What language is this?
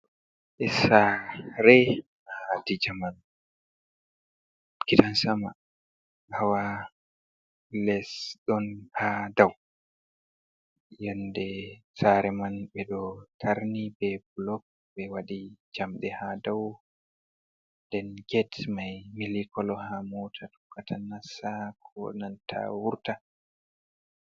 Fula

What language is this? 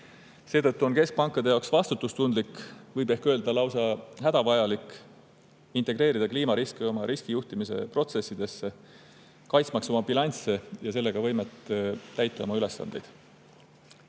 Estonian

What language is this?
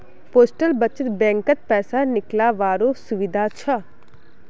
Magahi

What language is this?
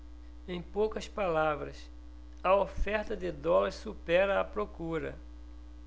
Portuguese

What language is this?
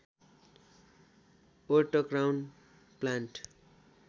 Nepali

